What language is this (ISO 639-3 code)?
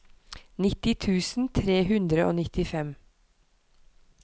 nor